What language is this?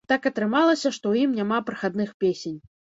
Belarusian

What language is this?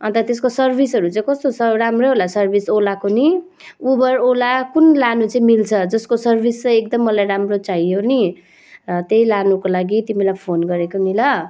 Nepali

